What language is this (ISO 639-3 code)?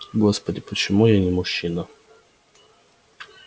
rus